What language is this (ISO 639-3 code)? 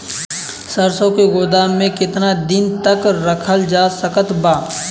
bho